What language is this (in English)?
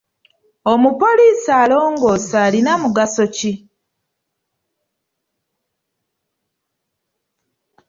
Ganda